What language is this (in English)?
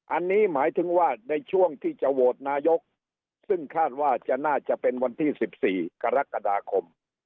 Thai